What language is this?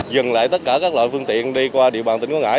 Vietnamese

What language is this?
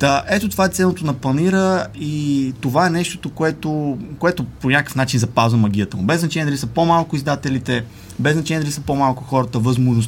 Bulgarian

